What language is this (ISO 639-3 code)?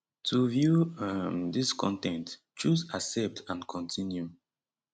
pcm